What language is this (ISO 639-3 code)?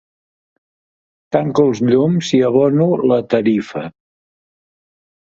cat